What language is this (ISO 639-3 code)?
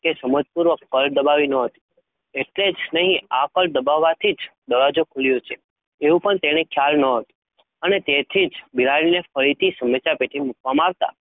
guj